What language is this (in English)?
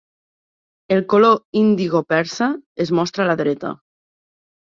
Catalan